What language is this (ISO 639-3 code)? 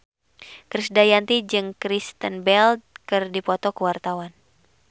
sun